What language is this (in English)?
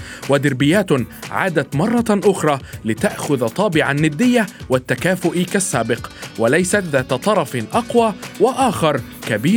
Arabic